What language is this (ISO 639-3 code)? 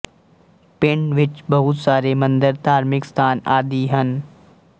pan